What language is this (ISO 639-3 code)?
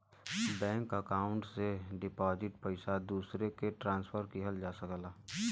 bho